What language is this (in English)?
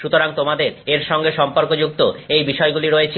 Bangla